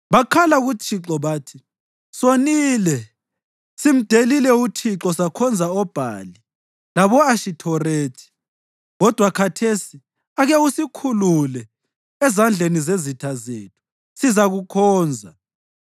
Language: North Ndebele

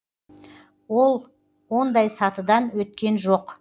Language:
Kazakh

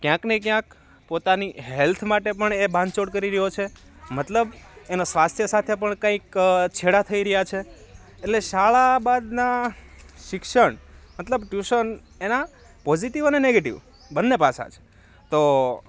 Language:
Gujarati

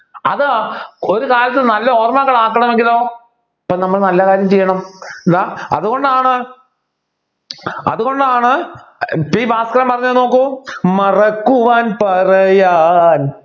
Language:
Malayalam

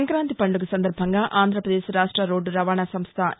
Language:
Telugu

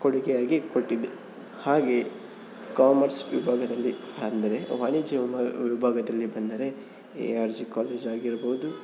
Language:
Kannada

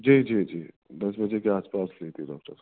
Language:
Urdu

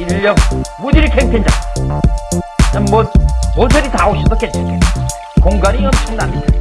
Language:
Korean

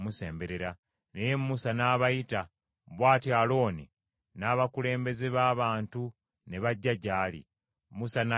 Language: Ganda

